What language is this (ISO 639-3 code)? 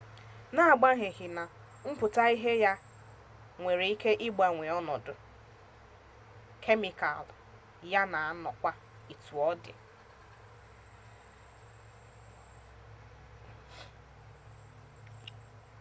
ibo